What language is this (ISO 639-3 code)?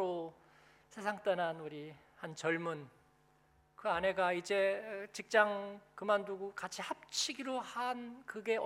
kor